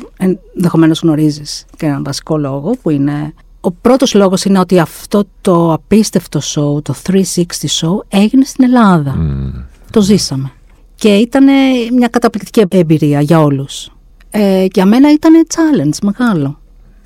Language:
Greek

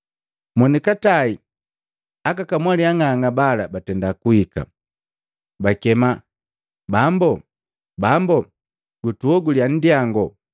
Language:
Matengo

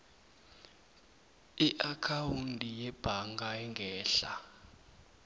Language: South Ndebele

